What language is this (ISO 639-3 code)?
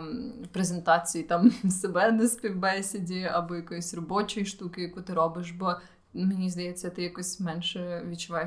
ukr